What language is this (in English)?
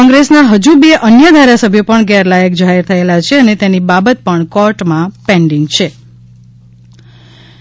Gujarati